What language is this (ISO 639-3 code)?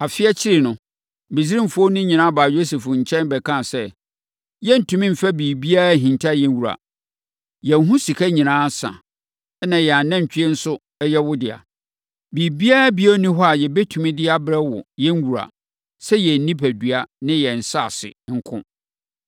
aka